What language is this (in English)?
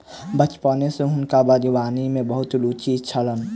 Maithili